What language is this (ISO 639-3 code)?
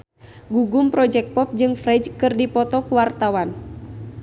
sun